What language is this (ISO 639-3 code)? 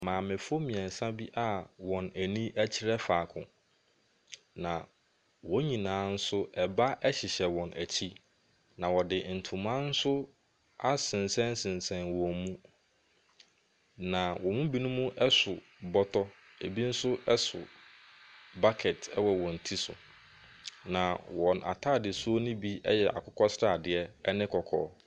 aka